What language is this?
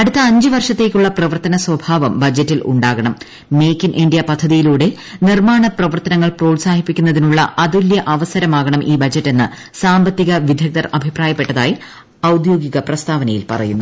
Malayalam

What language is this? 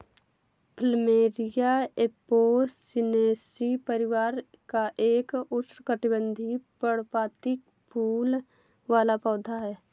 Hindi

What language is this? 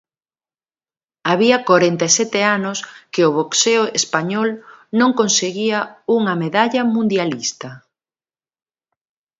Galician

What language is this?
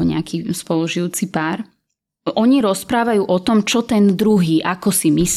Slovak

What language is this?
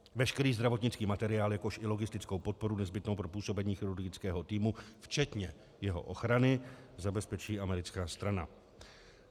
Czech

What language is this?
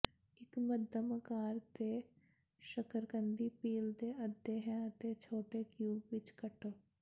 Punjabi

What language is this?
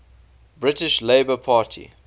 English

